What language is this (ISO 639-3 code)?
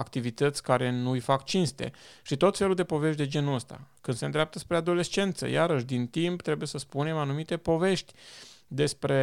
ron